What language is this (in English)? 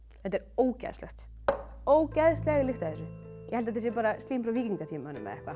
Icelandic